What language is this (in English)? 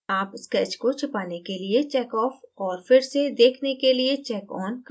Hindi